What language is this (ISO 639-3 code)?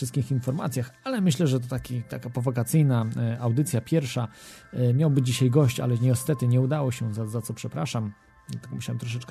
pol